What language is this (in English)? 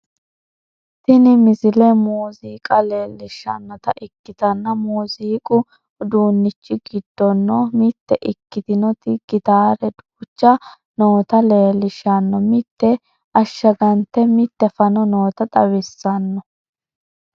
Sidamo